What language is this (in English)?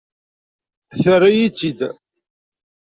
Kabyle